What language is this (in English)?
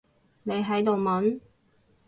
Cantonese